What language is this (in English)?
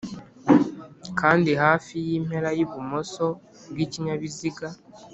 Kinyarwanda